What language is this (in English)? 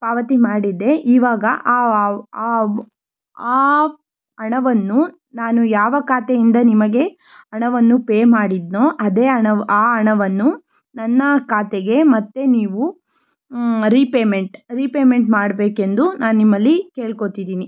Kannada